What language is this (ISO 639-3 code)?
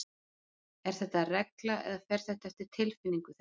isl